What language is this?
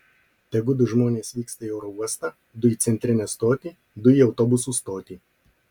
Lithuanian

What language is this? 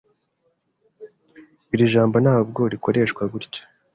Kinyarwanda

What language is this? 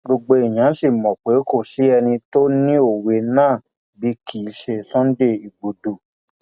Yoruba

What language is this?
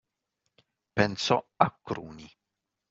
Italian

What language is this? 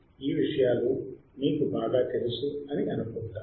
Telugu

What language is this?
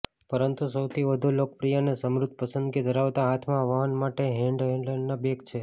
Gujarati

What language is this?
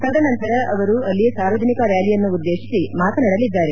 Kannada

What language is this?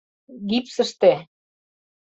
Mari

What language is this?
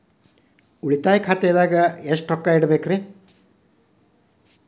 Kannada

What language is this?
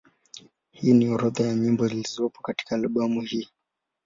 Swahili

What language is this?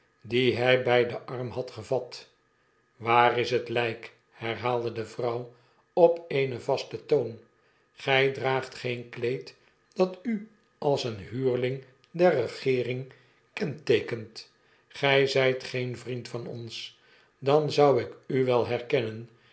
Dutch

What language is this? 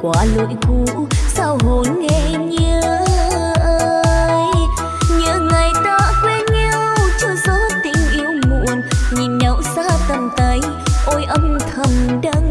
Vietnamese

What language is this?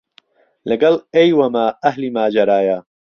Central Kurdish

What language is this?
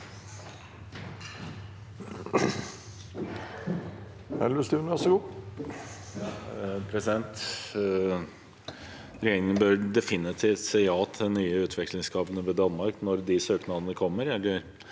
Norwegian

